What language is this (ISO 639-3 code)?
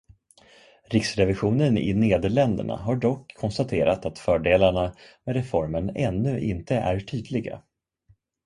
swe